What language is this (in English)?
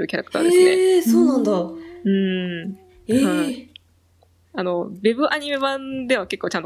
Japanese